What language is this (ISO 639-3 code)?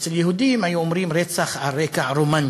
heb